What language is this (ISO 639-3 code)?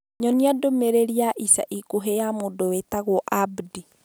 kik